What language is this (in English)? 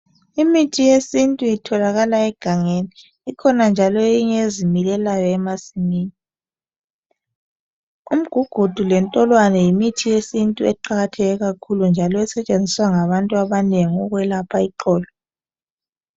North Ndebele